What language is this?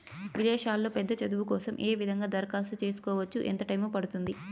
Telugu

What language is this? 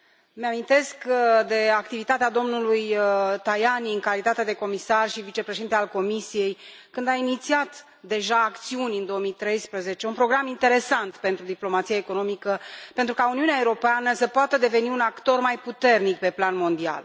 Romanian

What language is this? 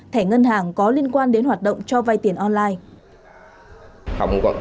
Vietnamese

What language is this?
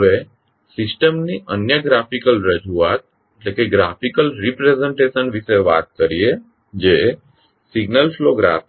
Gujarati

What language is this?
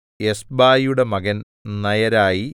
Malayalam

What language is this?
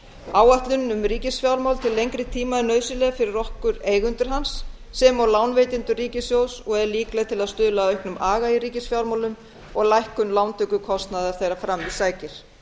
Icelandic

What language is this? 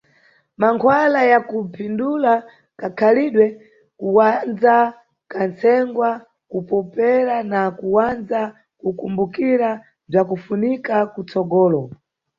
Nyungwe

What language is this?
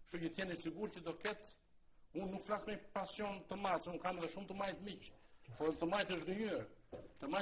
Romanian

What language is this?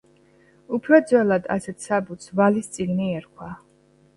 Georgian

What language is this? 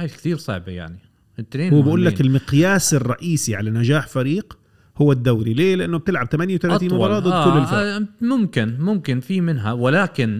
Arabic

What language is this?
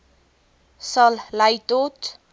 Afrikaans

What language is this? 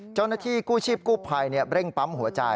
Thai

